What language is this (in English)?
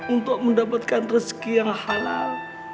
Indonesian